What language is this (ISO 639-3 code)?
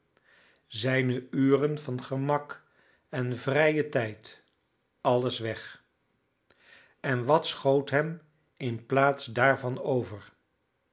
nld